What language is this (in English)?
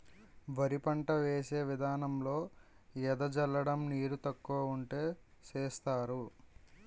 Telugu